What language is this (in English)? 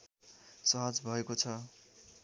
Nepali